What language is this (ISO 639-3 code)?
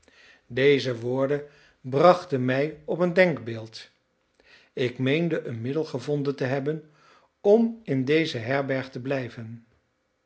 nld